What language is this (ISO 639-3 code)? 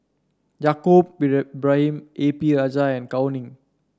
eng